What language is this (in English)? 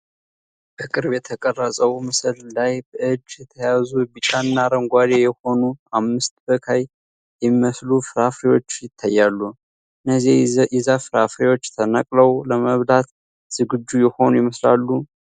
Amharic